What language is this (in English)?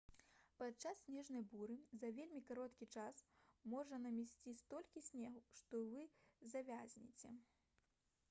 Belarusian